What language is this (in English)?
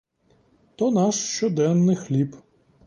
Ukrainian